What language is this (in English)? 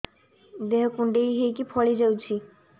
Odia